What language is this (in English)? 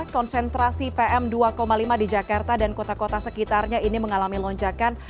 Indonesian